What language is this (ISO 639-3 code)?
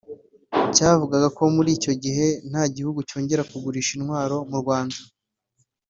kin